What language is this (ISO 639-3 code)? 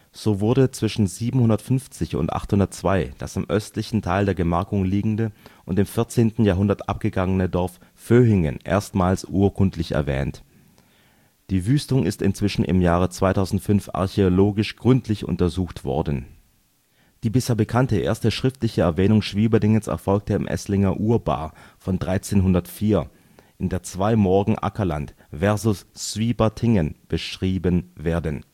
deu